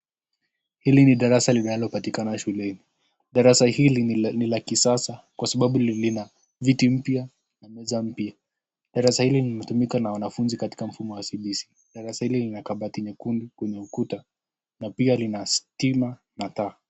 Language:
Swahili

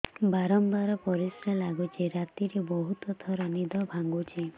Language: Odia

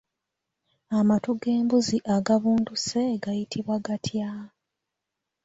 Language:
Ganda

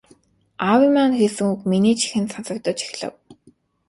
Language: Mongolian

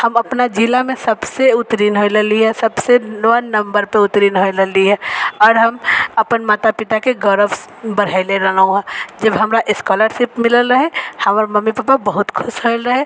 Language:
Maithili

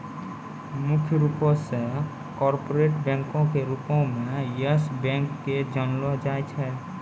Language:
Maithili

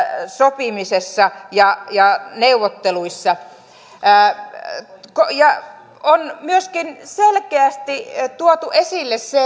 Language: Finnish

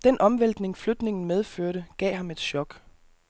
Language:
Danish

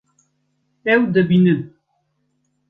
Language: Kurdish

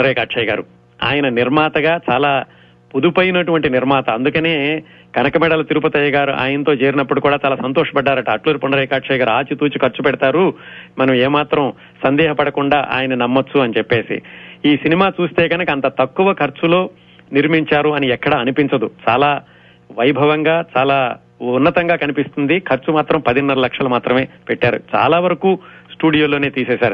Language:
Telugu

